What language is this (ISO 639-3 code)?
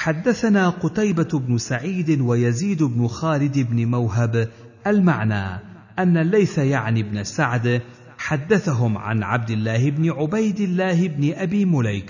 ara